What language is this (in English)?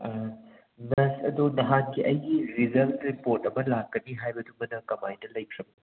Manipuri